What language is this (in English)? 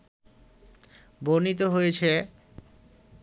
Bangla